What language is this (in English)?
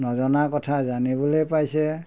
Assamese